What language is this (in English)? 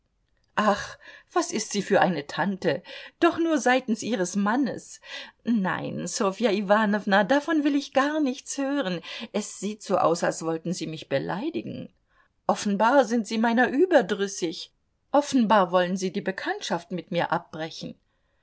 German